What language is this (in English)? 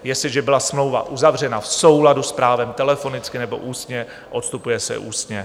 Czech